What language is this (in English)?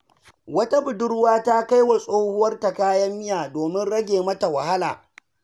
Hausa